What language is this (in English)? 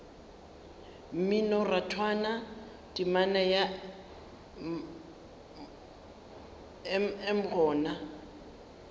Northern Sotho